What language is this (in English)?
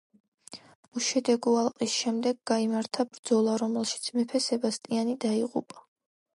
Georgian